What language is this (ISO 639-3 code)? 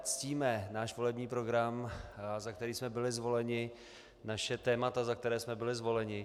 ces